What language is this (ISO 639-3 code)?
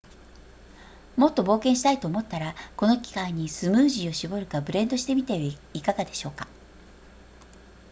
jpn